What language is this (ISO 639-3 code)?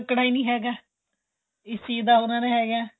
pan